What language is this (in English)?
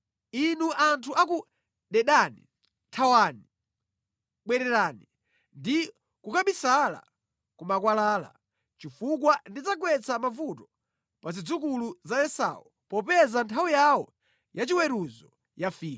Nyanja